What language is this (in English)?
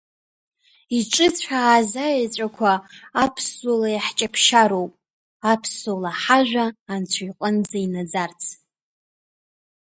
Abkhazian